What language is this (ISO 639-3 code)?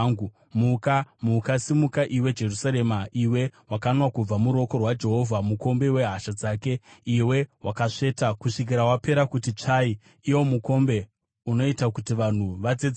sna